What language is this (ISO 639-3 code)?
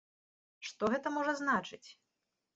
bel